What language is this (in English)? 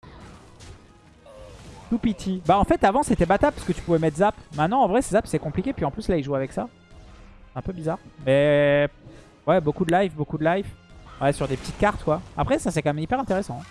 French